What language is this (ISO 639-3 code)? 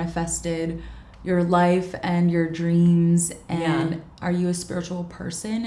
eng